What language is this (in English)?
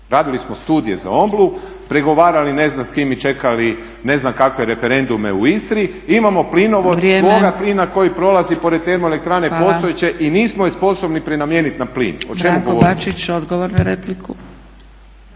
Croatian